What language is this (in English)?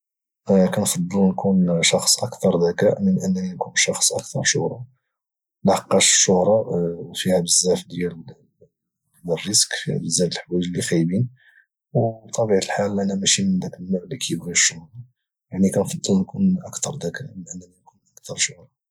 Moroccan Arabic